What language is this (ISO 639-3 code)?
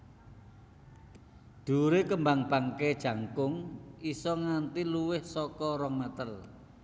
jav